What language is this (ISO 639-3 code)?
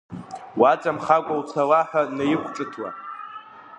abk